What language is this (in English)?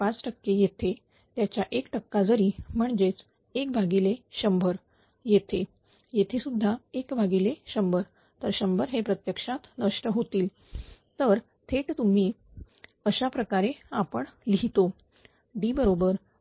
Marathi